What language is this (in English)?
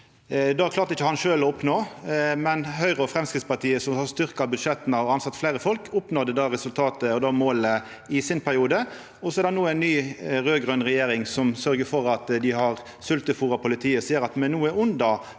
Norwegian